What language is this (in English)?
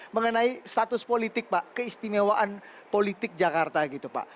Indonesian